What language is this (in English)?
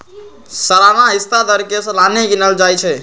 Magahi